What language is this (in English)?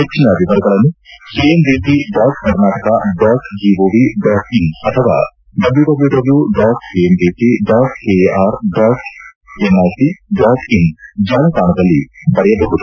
Kannada